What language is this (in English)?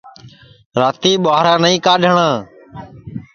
Sansi